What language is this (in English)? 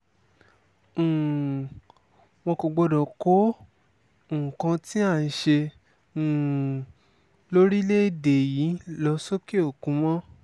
Yoruba